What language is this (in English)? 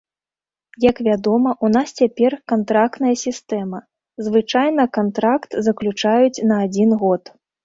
Belarusian